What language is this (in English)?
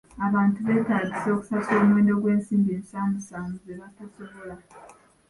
Ganda